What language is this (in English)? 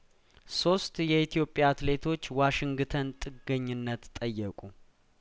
Amharic